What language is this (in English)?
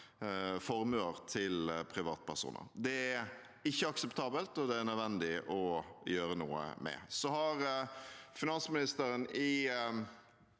Norwegian